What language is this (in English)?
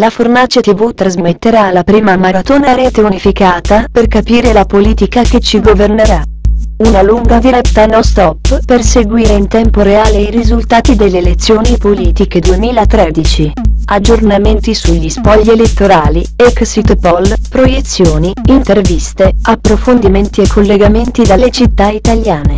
Italian